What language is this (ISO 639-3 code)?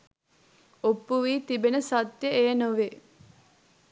sin